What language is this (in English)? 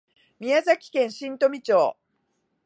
Japanese